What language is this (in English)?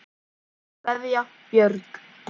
Icelandic